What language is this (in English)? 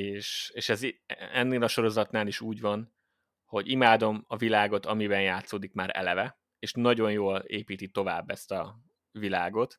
Hungarian